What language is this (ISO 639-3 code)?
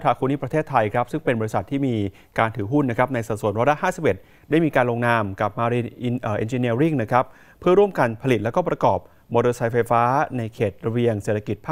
tha